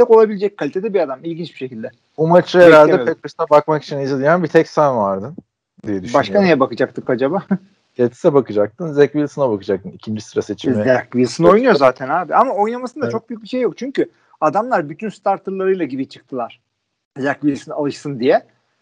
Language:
Turkish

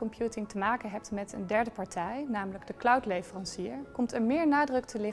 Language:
Dutch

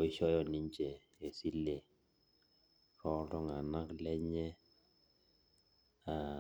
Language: Masai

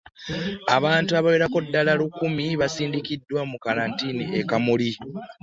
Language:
Ganda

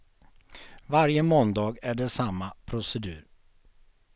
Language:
Swedish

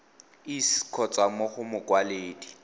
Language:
Tswana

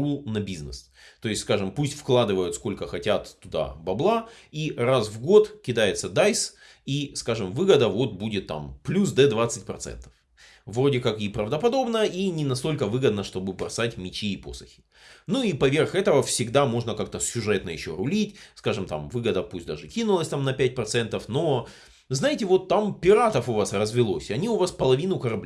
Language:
Russian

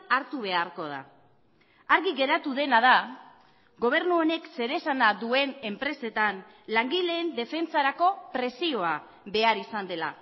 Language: Basque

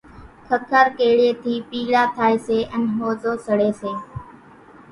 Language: Kachi Koli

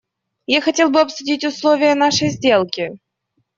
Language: Russian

